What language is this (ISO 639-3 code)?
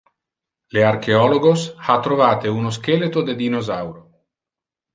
ina